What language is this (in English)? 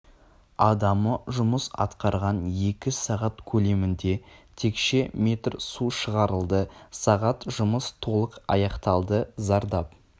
Kazakh